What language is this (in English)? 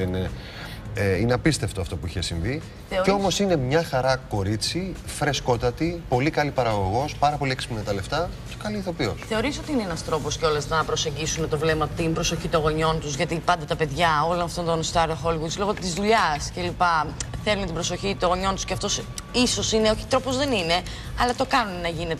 Greek